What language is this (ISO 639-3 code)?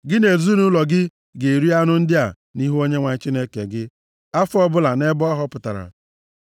ibo